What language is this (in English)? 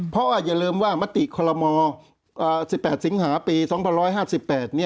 Thai